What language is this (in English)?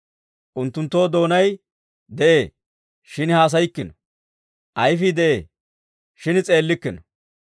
Dawro